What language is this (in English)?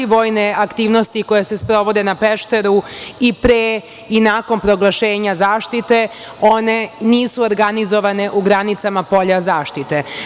Serbian